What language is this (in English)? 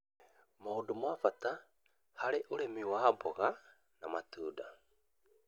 Kikuyu